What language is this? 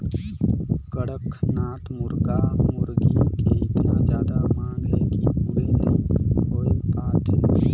Chhattisgarhi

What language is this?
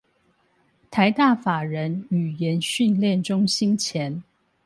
Chinese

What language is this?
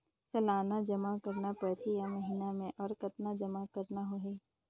Chhattisgarhi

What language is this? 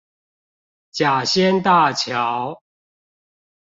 Chinese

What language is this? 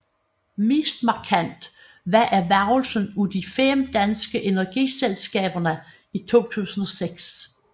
Danish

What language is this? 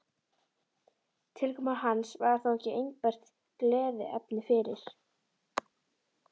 Icelandic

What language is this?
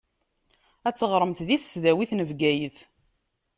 Kabyle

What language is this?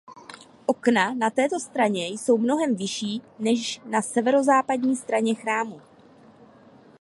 Czech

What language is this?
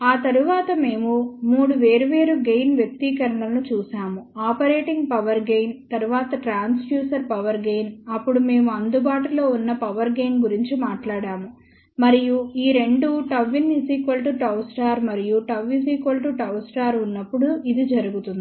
Telugu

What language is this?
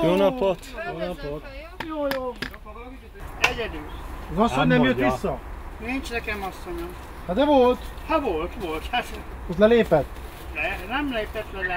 Hungarian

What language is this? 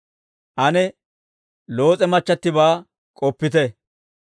Dawro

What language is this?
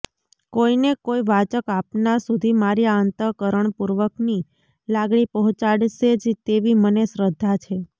Gujarati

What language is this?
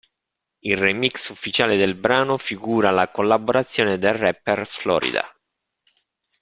Italian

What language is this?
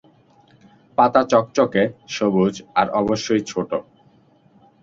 Bangla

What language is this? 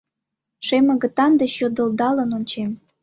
Mari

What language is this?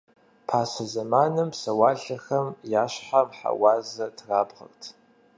Kabardian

